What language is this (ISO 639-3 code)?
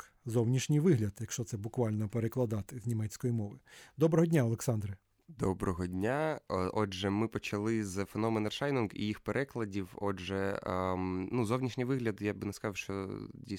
ukr